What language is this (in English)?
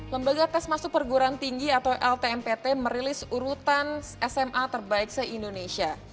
Indonesian